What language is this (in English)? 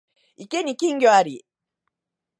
Japanese